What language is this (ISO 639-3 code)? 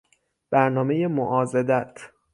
fas